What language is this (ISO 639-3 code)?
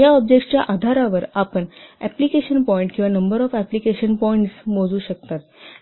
mar